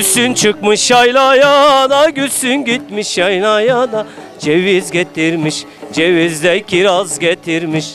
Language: Turkish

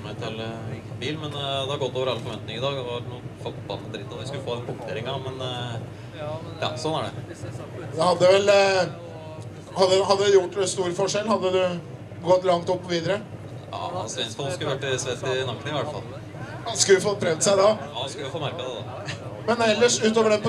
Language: Norwegian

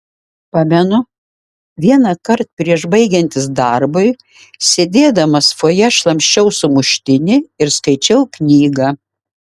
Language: Lithuanian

